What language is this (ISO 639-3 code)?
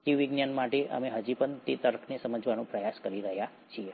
guj